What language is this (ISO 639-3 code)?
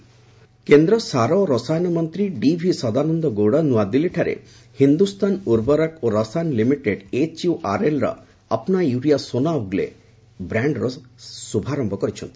ori